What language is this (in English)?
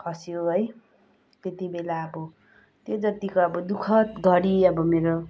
Nepali